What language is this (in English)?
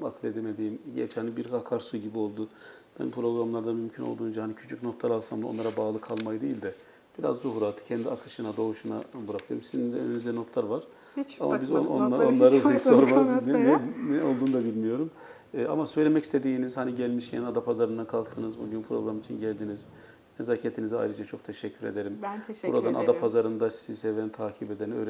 Turkish